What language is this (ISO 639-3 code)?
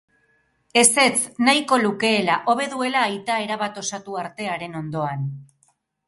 eus